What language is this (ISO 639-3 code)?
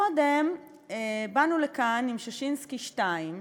heb